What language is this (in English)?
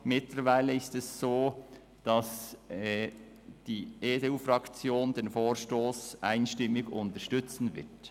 Swiss German